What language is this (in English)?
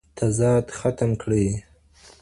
Pashto